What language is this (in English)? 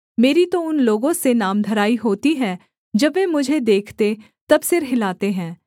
Hindi